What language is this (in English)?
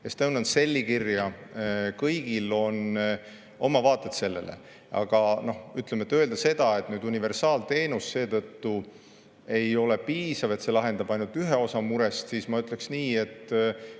Estonian